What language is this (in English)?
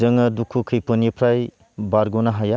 Bodo